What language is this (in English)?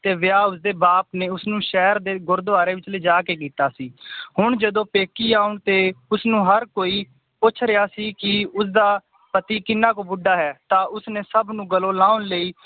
Punjabi